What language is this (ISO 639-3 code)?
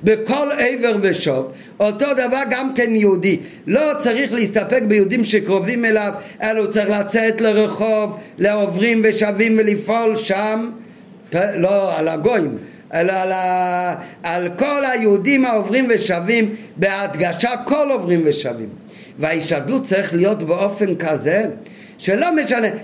heb